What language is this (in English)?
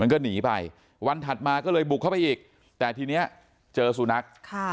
Thai